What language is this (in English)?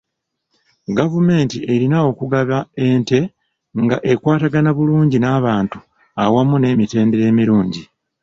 Ganda